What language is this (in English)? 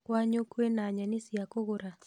Kikuyu